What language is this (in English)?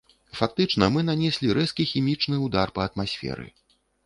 Belarusian